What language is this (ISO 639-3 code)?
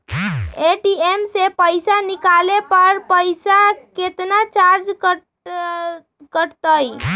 mag